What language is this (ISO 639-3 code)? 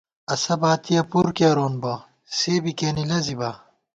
gwt